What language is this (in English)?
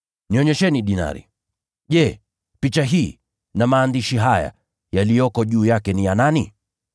Swahili